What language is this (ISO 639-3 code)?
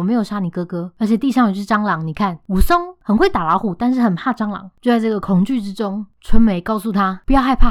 zho